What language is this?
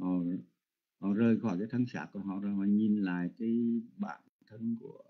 Vietnamese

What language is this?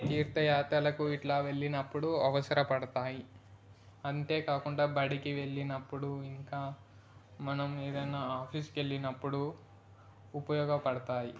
Telugu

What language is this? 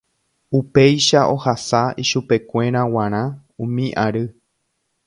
Guarani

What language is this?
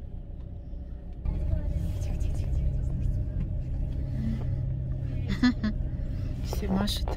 Russian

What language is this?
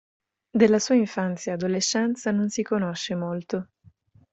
Italian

